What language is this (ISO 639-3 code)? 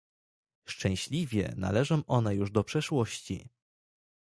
pol